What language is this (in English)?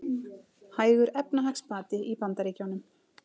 Icelandic